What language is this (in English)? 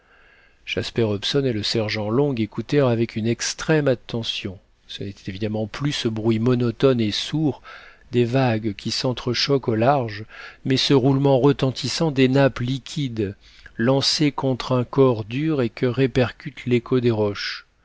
French